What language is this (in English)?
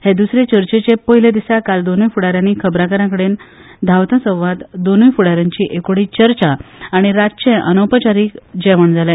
Konkani